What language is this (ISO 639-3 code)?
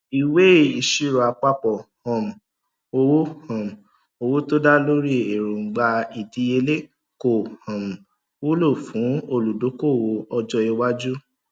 yor